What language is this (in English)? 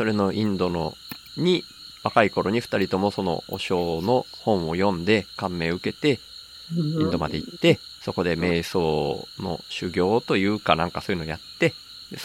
Japanese